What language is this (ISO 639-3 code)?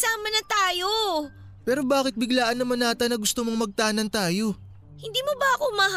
fil